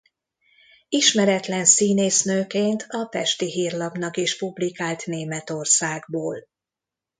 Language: Hungarian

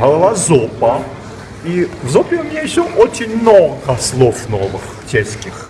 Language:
Russian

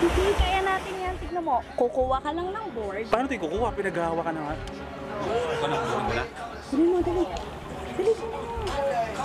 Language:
Filipino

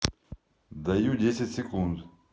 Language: Russian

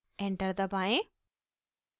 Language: Hindi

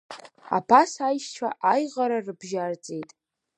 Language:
Abkhazian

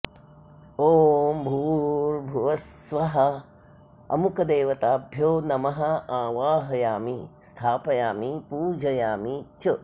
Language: Sanskrit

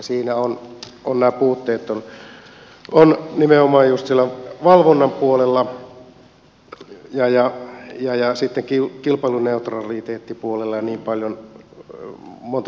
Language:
Finnish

